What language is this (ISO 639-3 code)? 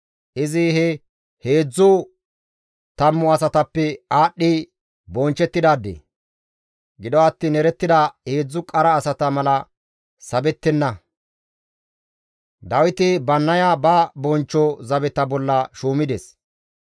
gmv